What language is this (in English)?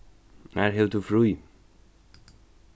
Faroese